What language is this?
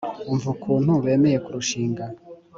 Kinyarwanda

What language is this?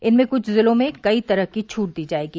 Hindi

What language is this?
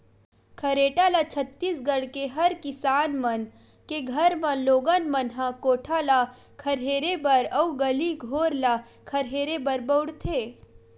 Chhattisgarhi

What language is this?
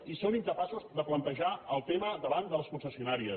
Catalan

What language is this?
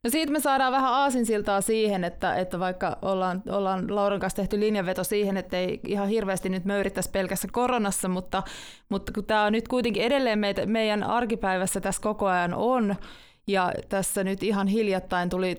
Finnish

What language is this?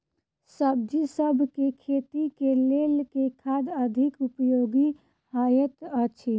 Maithili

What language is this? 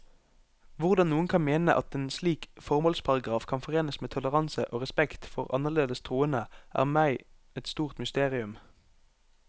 Norwegian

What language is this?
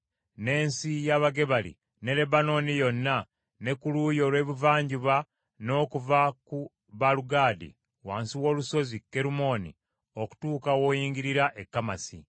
Ganda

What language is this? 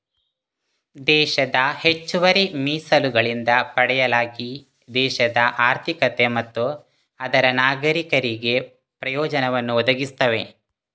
Kannada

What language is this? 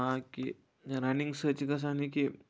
Kashmiri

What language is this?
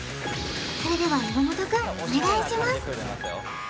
Japanese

